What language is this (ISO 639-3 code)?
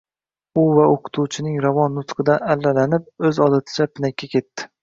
uzb